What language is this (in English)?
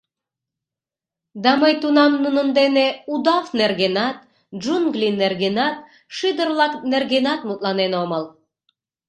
Mari